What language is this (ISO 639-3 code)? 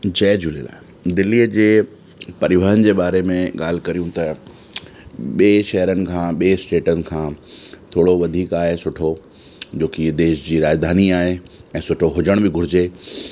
snd